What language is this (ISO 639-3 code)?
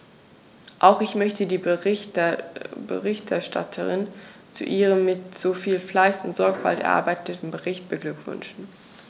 deu